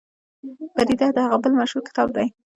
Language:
Pashto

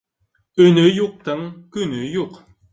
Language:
Bashkir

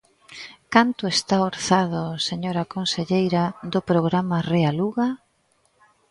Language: Galician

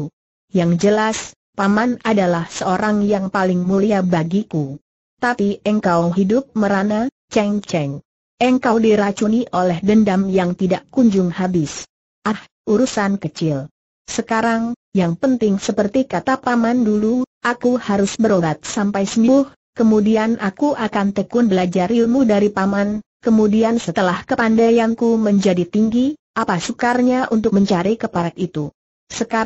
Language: Indonesian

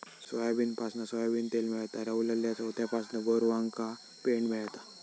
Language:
Marathi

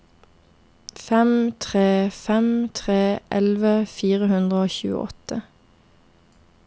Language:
Norwegian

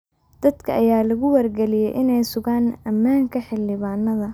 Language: Somali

